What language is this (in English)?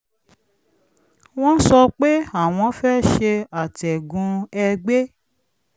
Yoruba